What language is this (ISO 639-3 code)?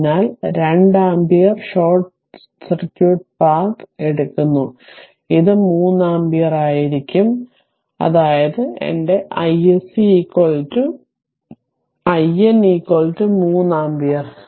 mal